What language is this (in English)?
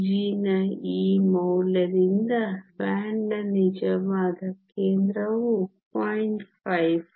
Kannada